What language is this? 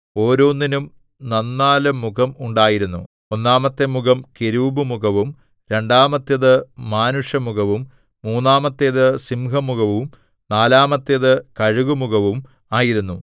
Malayalam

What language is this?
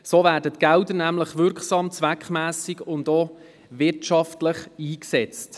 Swiss German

